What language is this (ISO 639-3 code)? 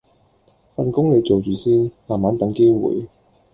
yue